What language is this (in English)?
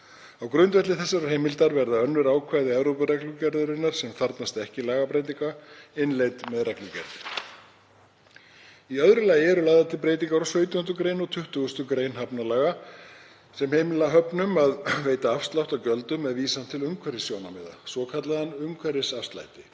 Icelandic